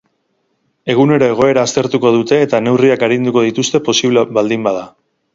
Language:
Basque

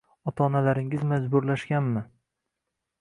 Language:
Uzbek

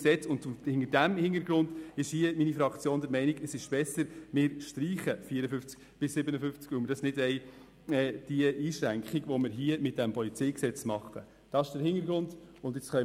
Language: Swiss German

